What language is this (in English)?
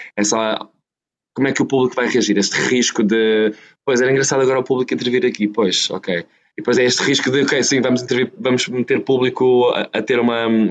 Portuguese